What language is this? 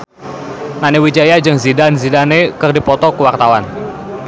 Sundanese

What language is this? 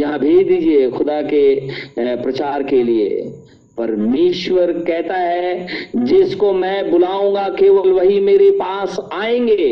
Hindi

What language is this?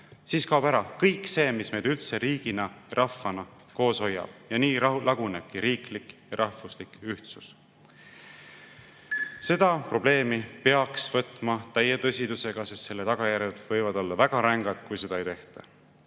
Estonian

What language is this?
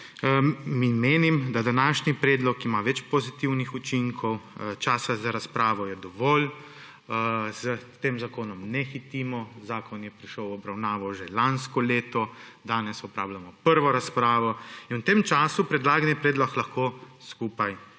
Slovenian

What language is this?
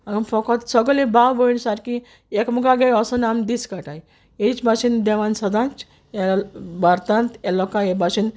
Konkani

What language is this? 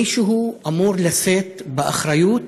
Hebrew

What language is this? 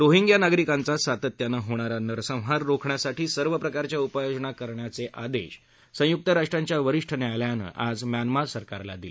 Marathi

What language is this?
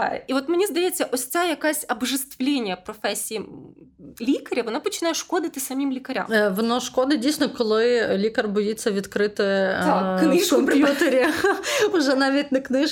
Ukrainian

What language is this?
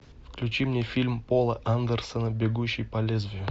Russian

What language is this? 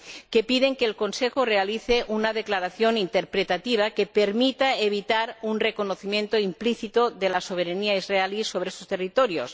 Spanish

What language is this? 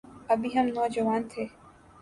Urdu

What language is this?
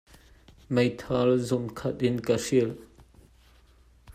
Hakha Chin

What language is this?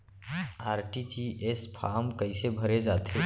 Chhattisgarhi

